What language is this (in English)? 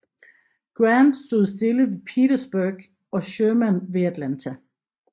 Danish